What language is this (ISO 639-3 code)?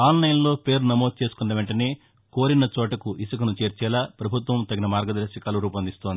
tel